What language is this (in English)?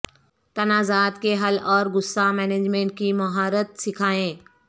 Urdu